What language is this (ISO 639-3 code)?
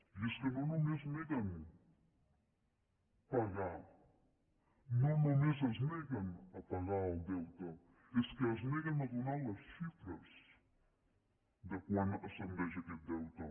cat